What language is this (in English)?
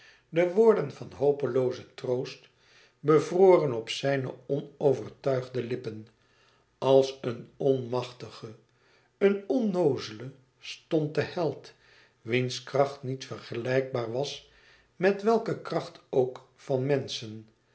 Dutch